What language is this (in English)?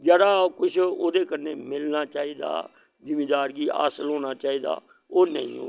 Dogri